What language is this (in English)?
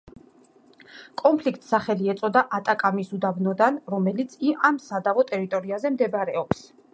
Georgian